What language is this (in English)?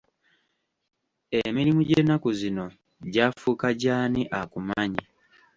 Ganda